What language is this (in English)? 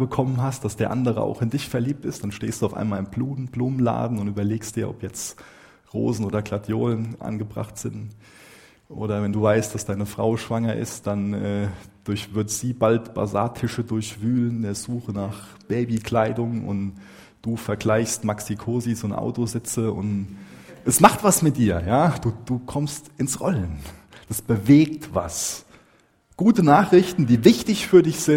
German